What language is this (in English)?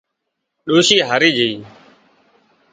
Wadiyara Koli